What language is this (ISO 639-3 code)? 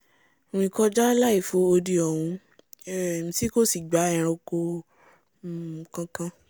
yor